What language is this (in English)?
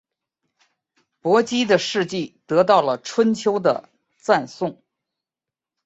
Chinese